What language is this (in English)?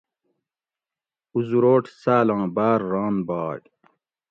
Gawri